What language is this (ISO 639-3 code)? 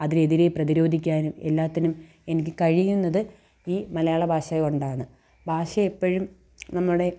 mal